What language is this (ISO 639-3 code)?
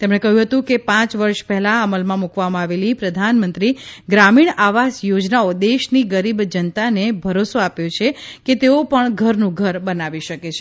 guj